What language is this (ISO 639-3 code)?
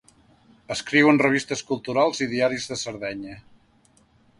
cat